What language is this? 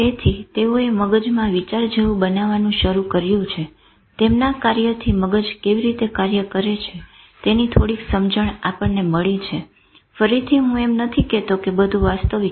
Gujarati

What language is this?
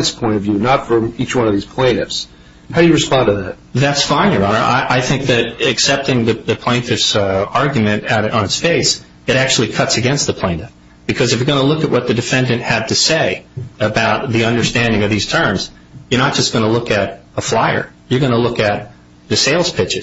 English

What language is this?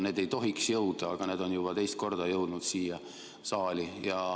Estonian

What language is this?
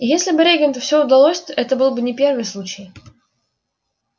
Russian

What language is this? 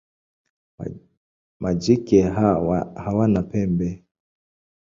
Swahili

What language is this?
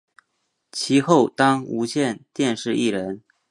Chinese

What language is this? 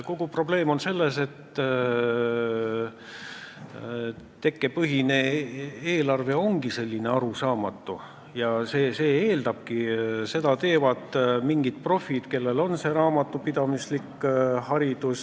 Estonian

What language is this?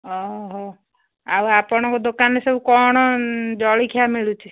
Odia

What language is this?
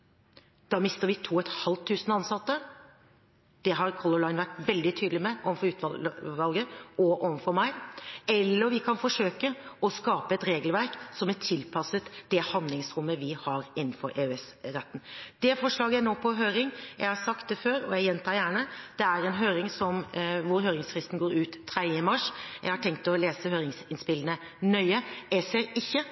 Norwegian Bokmål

